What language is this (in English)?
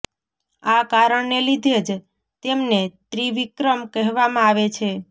Gujarati